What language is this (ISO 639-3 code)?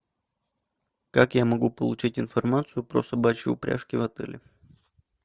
rus